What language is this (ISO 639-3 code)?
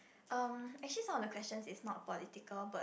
eng